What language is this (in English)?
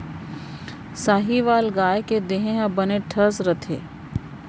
Chhattisgarhi